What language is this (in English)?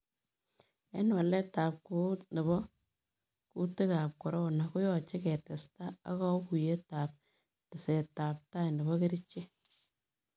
Kalenjin